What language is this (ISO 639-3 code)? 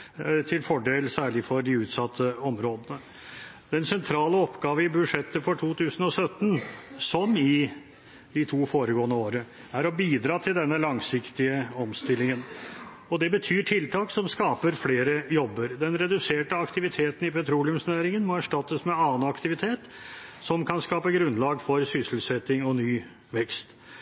nob